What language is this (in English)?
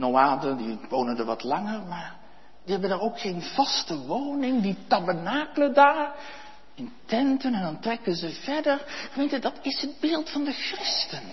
Dutch